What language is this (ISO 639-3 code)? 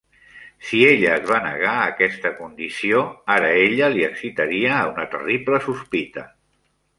cat